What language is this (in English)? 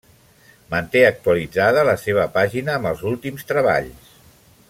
Catalan